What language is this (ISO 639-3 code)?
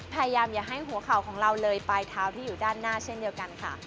tha